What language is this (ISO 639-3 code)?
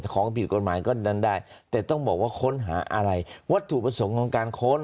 tha